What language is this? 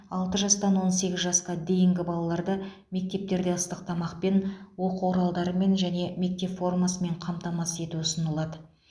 Kazakh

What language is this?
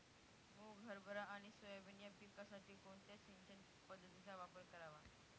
Marathi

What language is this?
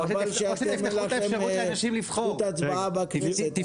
Hebrew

